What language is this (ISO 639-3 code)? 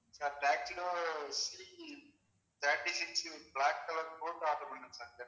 tam